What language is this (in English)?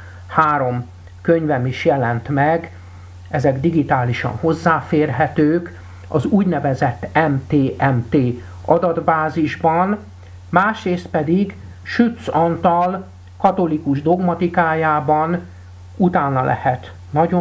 Hungarian